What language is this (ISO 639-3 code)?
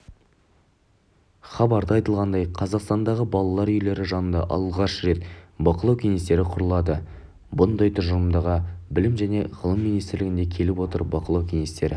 kaz